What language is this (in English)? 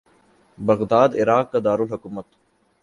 Urdu